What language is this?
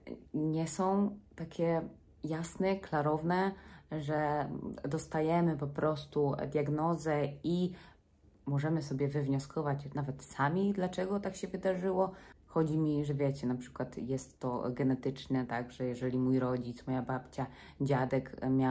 Polish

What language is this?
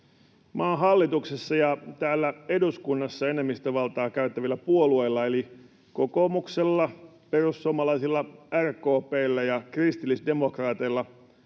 Finnish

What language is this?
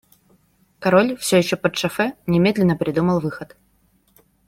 Russian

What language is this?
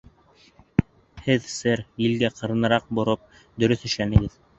Bashkir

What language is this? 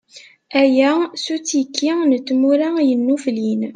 Kabyle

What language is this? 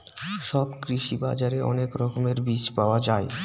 Bangla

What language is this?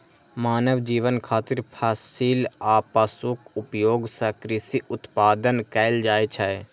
Maithili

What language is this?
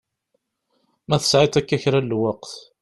Kabyle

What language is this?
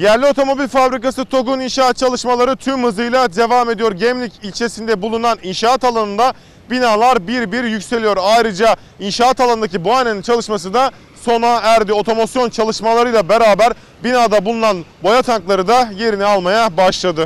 Turkish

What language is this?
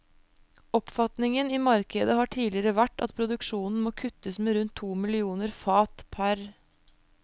Norwegian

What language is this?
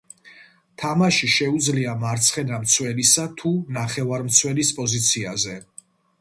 Georgian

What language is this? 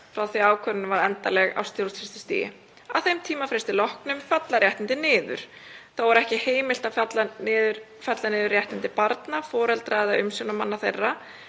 Icelandic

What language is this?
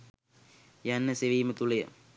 Sinhala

